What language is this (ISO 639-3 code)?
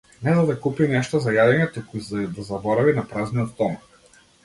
mkd